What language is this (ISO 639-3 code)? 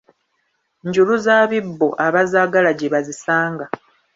lug